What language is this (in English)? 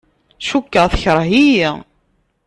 Kabyle